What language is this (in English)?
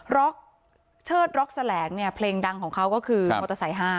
Thai